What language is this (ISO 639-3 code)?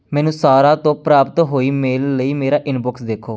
pan